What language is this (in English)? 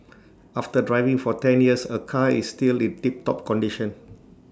English